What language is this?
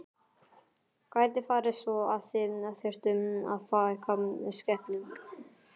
Icelandic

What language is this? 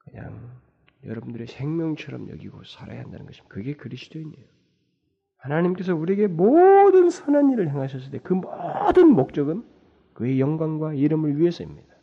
Korean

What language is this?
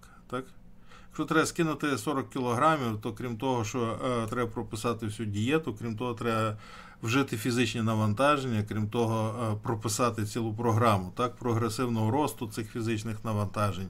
Ukrainian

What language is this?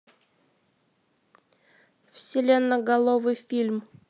Russian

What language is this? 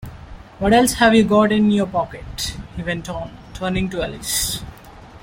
English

